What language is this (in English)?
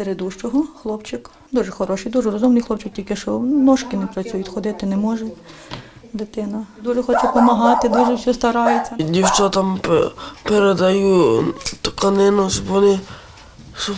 Ukrainian